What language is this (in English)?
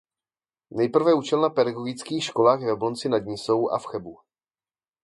Czech